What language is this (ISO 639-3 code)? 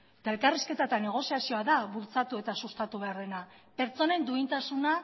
eus